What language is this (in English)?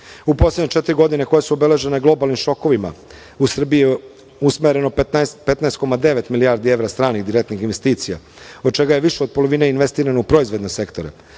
Serbian